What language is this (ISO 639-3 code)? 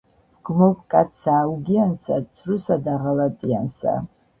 kat